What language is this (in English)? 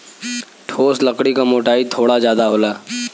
Bhojpuri